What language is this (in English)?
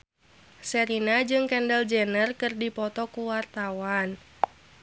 Sundanese